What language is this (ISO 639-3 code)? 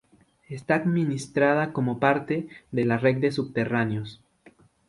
spa